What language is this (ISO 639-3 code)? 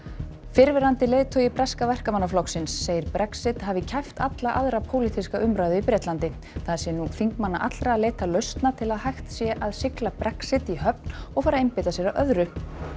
isl